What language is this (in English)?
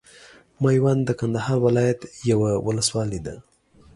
Pashto